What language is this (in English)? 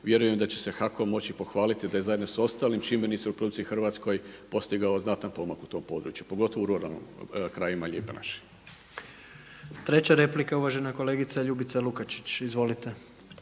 Croatian